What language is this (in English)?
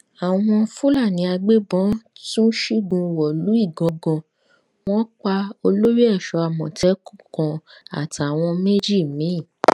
Yoruba